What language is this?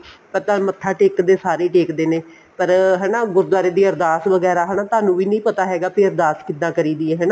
Punjabi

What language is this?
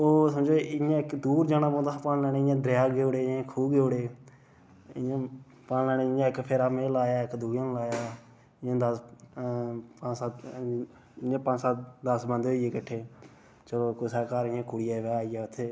Dogri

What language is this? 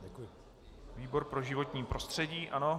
Czech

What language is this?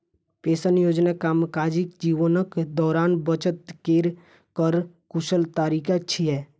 Maithili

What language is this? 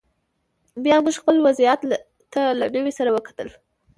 Pashto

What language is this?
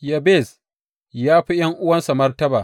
Hausa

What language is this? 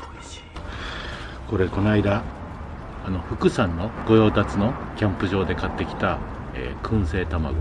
Japanese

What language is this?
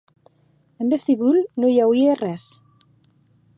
Occitan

